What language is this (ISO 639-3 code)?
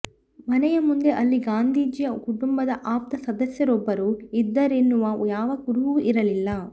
kan